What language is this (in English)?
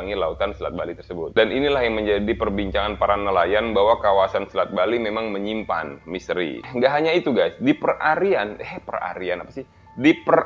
Indonesian